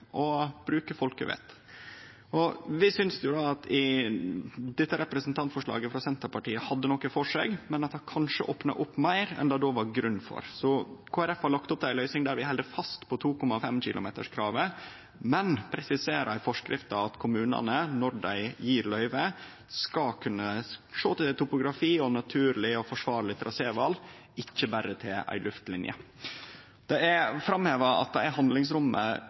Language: Norwegian Nynorsk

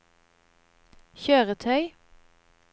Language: Norwegian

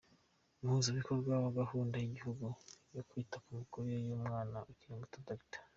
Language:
Kinyarwanda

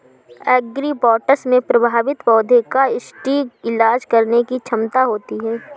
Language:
Hindi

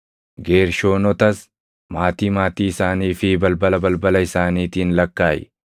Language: Oromo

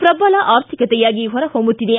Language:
Kannada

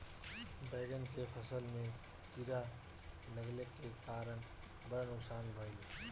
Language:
Bhojpuri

